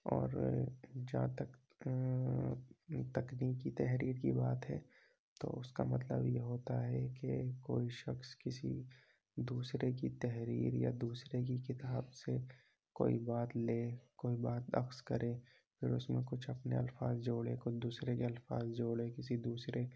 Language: Urdu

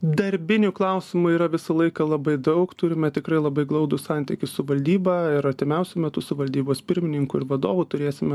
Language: Lithuanian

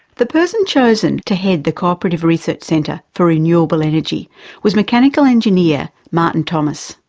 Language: English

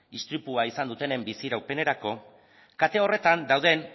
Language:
Basque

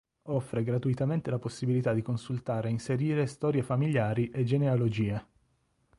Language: Italian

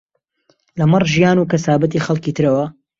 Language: Central Kurdish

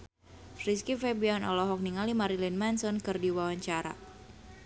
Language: Sundanese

